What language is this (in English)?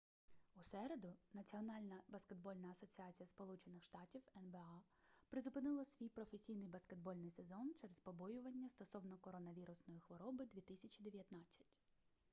Ukrainian